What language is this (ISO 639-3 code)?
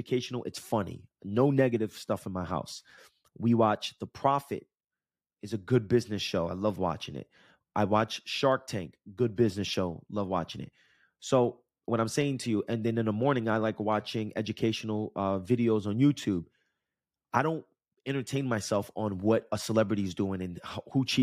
eng